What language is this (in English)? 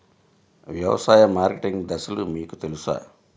Telugu